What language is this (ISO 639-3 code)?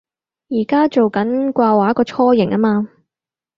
yue